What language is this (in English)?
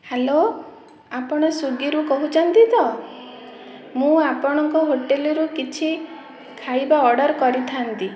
Odia